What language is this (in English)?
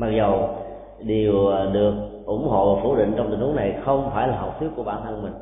Vietnamese